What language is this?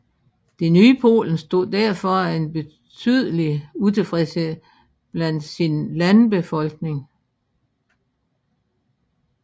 Danish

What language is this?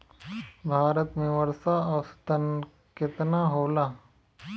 Bhojpuri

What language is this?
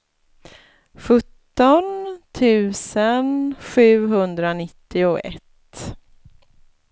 Swedish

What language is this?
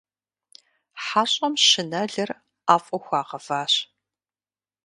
Kabardian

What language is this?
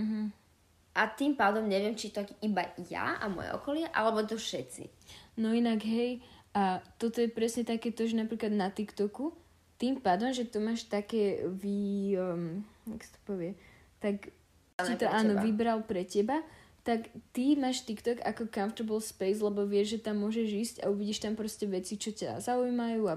Slovak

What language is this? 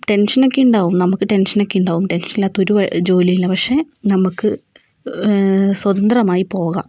Malayalam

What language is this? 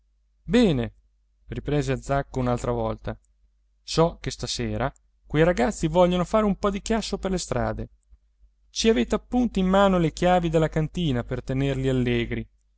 Italian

